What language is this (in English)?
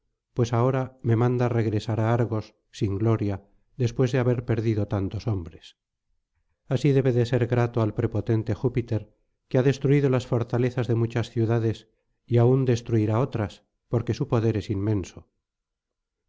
Spanish